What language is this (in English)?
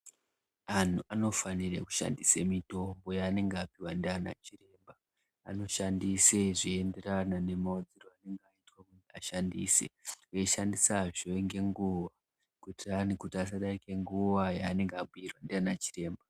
Ndau